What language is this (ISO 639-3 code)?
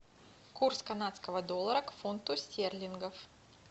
rus